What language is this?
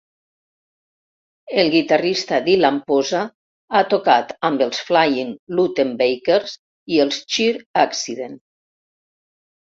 Catalan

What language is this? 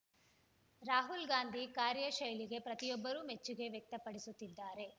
Kannada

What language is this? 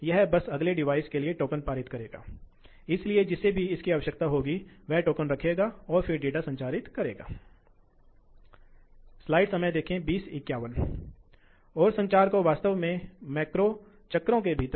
Hindi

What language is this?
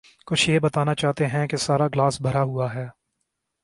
Urdu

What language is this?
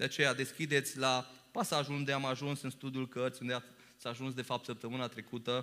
Romanian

